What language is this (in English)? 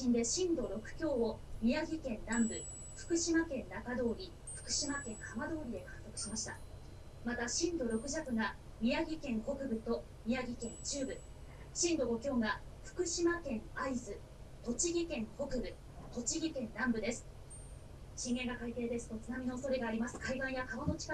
Japanese